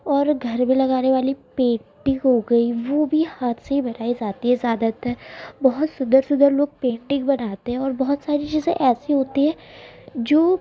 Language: Urdu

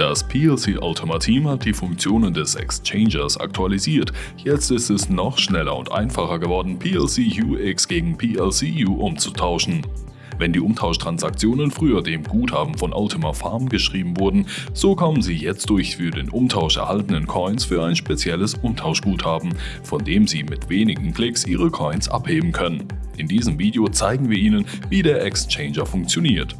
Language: German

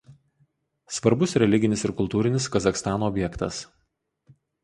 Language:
Lithuanian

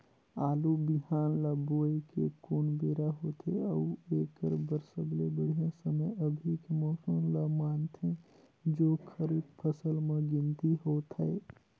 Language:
Chhattisgarhi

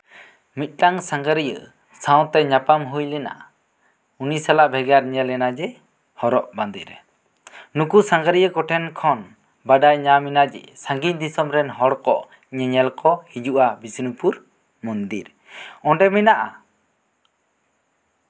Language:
Santali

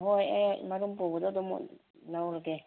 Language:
Manipuri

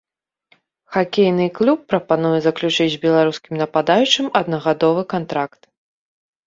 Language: Belarusian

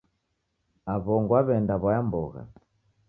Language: Taita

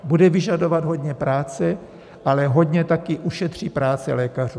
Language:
Czech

